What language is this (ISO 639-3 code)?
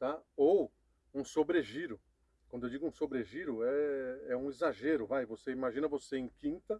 por